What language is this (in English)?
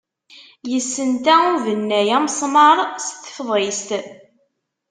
Kabyle